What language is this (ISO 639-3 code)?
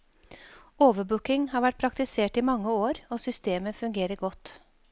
nor